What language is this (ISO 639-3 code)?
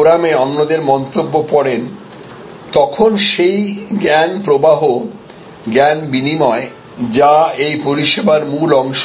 ben